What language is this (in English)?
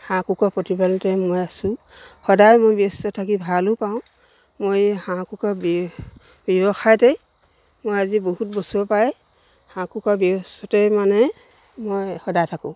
Assamese